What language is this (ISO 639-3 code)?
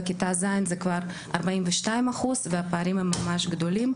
heb